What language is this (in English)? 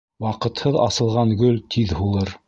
Bashkir